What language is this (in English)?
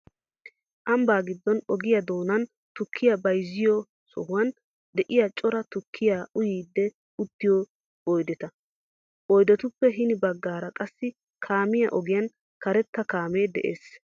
Wolaytta